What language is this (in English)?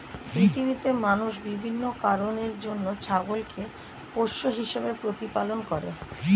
Bangla